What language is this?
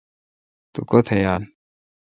Kalkoti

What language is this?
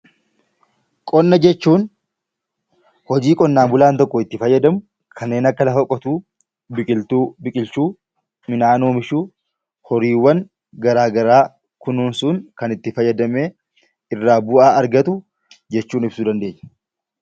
Oromo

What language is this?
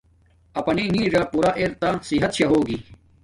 Domaaki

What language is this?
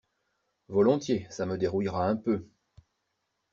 French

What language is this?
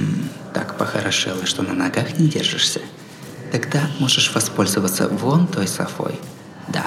Russian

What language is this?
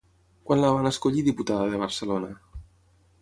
Catalan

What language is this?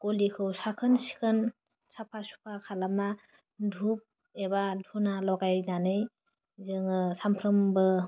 Bodo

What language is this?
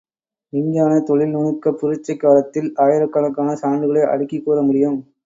Tamil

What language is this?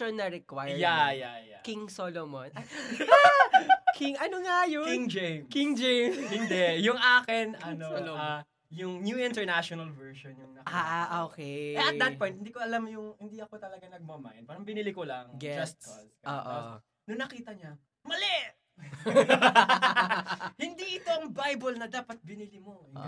Filipino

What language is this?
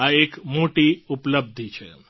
Gujarati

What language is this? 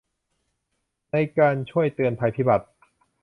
Thai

